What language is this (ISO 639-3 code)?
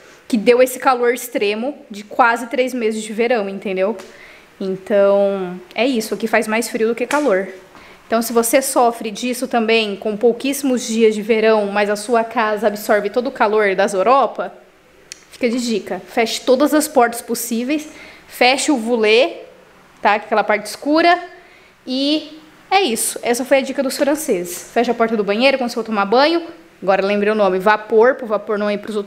por